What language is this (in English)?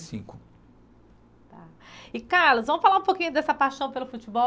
Portuguese